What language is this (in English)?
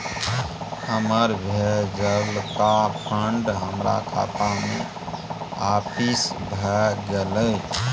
Maithili